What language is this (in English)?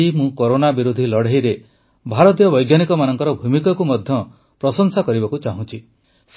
Odia